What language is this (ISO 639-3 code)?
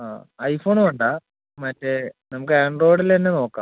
mal